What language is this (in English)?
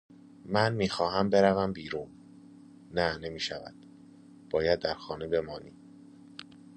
Persian